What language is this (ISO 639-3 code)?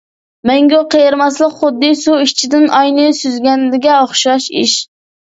uig